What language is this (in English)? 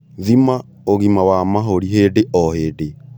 Kikuyu